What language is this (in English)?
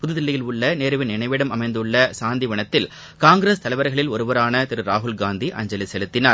Tamil